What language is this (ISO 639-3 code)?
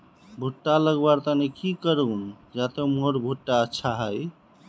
mag